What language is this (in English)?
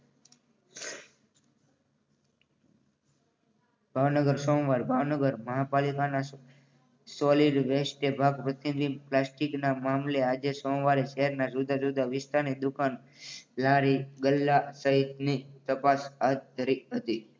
Gujarati